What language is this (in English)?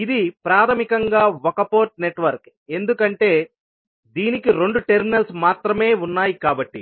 Telugu